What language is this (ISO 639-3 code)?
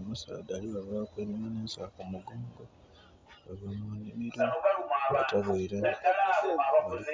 xog